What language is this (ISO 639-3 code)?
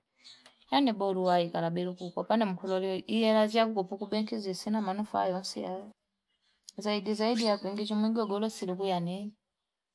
fip